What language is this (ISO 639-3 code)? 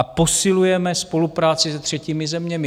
ces